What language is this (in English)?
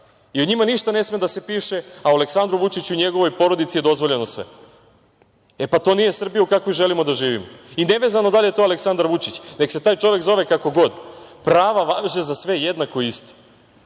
Serbian